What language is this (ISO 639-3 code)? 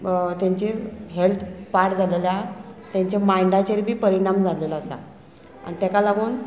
kok